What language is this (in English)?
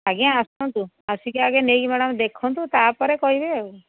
Odia